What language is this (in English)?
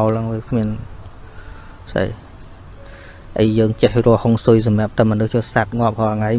Vietnamese